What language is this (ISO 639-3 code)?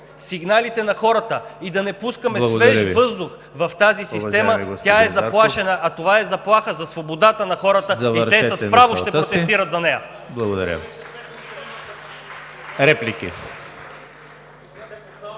bul